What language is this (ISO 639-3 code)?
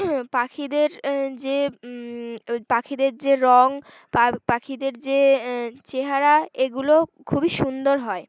ben